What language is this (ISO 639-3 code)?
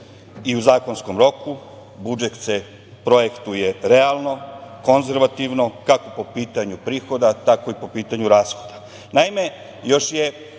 srp